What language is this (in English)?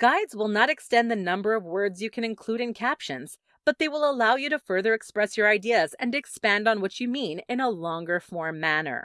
English